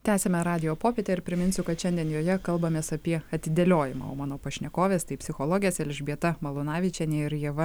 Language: Lithuanian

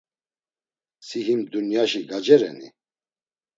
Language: Laz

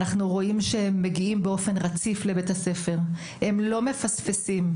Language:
Hebrew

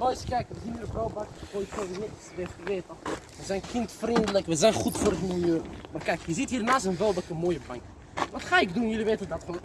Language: Dutch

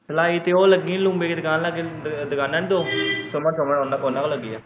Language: Punjabi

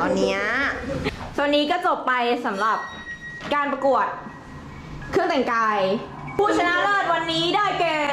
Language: Thai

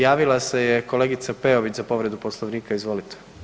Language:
Croatian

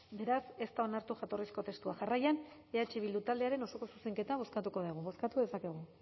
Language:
Basque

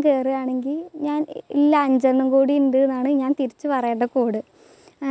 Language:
Malayalam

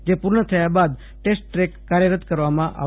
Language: Gujarati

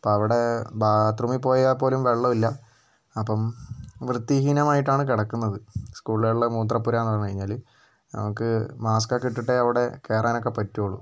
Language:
Malayalam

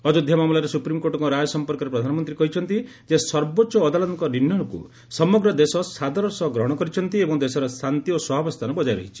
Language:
Odia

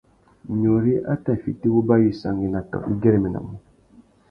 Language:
Tuki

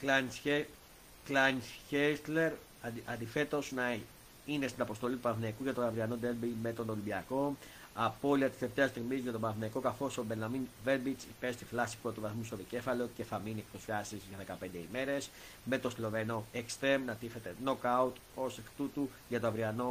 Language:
Greek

